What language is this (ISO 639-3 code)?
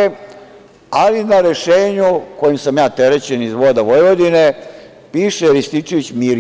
srp